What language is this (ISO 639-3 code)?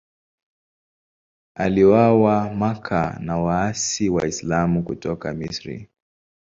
swa